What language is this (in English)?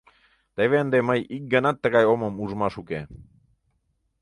Mari